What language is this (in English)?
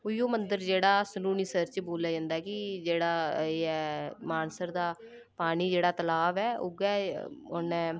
Dogri